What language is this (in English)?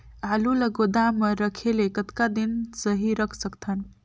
Chhattisgarhi